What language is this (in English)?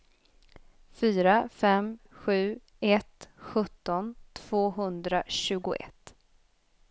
Swedish